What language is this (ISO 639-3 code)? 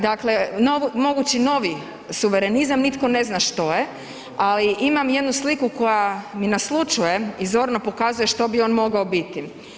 hrv